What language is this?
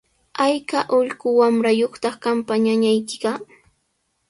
Sihuas Ancash Quechua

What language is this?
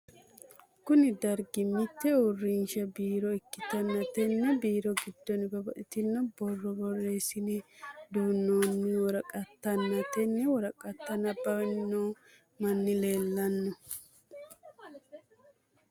Sidamo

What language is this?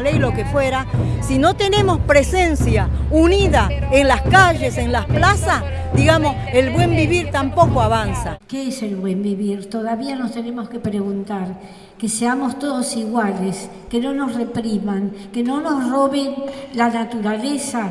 Spanish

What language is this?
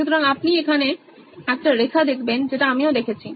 Bangla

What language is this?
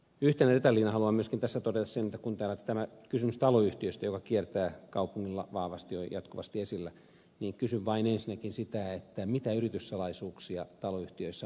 Finnish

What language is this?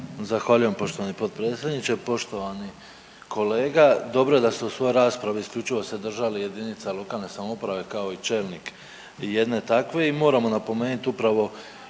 Croatian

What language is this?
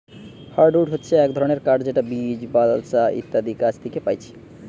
Bangla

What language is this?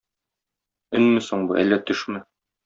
Tatar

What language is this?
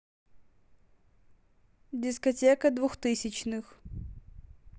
Russian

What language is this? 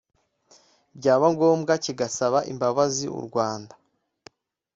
Kinyarwanda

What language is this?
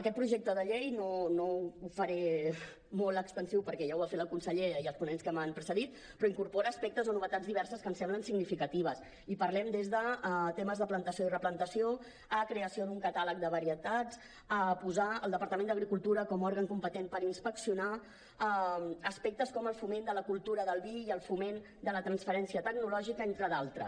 Catalan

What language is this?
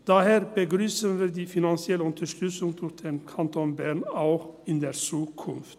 Swiss German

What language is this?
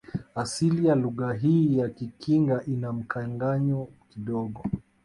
Swahili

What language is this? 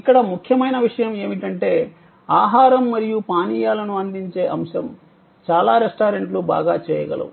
Telugu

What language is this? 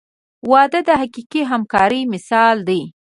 Pashto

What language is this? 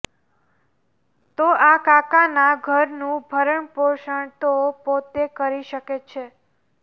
Gujarati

